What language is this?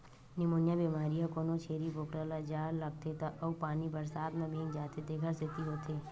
Chhattisgarhi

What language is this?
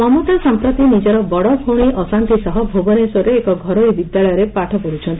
Odia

